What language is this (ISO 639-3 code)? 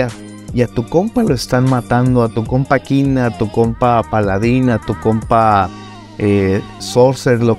spa